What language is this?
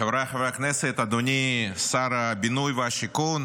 Hebrew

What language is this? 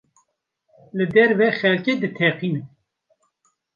Kurdish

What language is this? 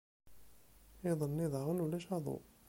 Kabyle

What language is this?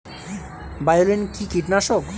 Bangla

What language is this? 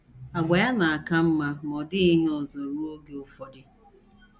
Igbo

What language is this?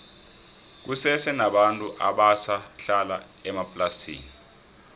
South Ndebele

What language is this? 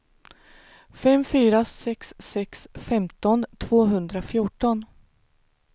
Swedish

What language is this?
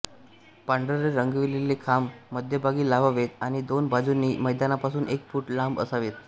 Marathi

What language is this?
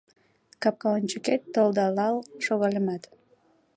Mari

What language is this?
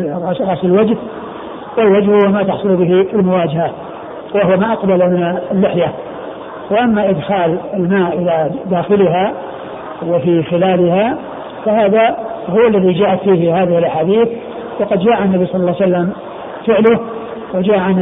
Arabic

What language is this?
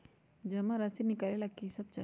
Magahi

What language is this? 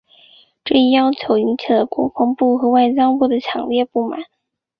Chinese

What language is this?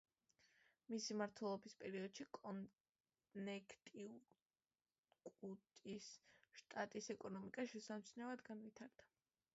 Georgian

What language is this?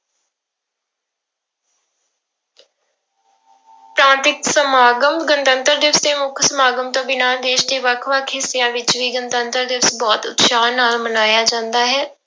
Punjabi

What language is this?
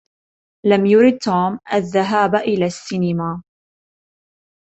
Arabic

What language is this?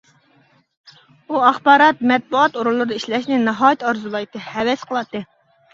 Uyghur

